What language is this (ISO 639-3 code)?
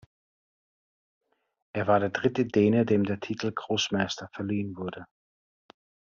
deu